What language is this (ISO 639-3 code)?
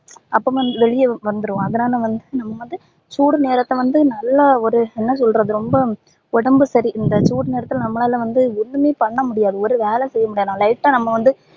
tam